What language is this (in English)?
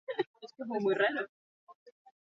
Basque